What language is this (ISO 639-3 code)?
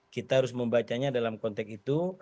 ind